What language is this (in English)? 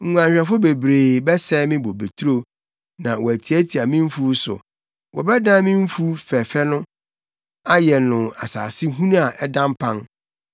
Akan